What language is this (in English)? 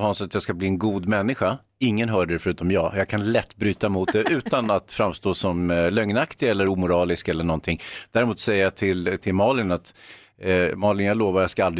Swedish